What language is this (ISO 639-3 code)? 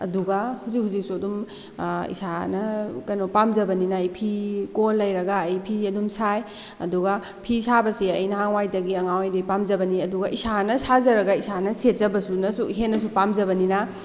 mni